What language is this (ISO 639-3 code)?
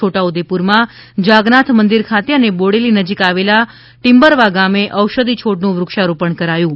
guj